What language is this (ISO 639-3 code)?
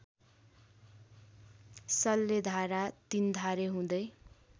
nep